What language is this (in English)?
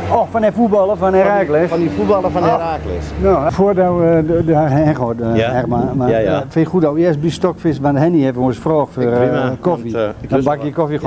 Dutch